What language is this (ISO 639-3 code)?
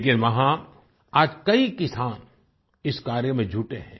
hin